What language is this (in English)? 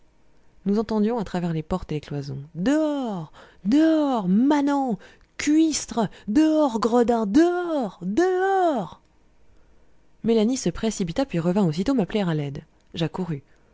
French